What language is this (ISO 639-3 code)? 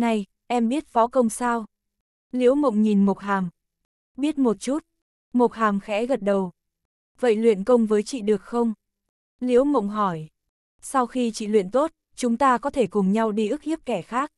vie